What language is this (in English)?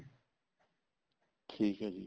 Punjabi